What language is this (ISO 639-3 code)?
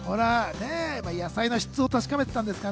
jpn